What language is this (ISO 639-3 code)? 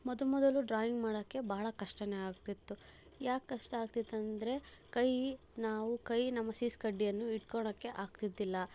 kan